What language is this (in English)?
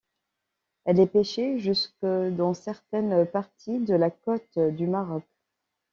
French